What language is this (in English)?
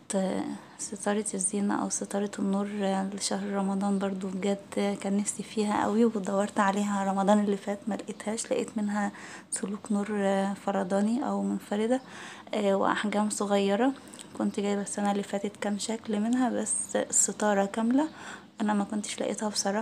Arabic